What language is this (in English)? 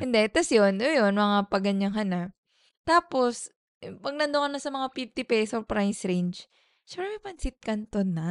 Filipino